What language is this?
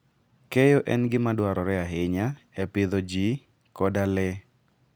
Luo (Kenya and Tanzania)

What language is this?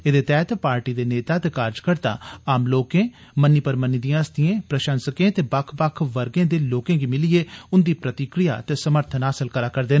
Dogri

